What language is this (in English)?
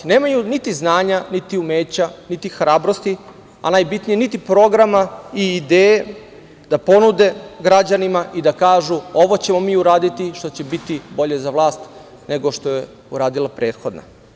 Serbian